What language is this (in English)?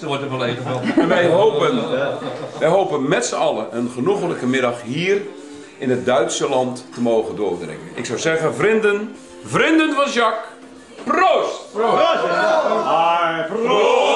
Dutch